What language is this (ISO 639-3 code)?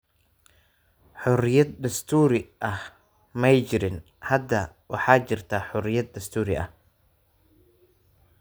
som